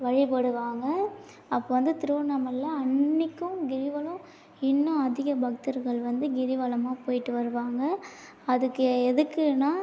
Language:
Tamil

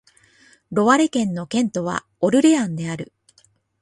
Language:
Japanese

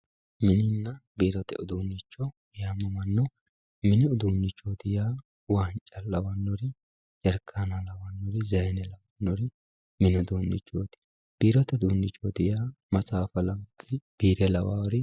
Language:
Sidamo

